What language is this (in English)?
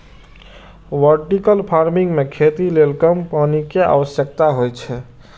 Maithili